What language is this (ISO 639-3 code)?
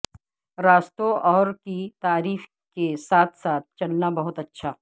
urd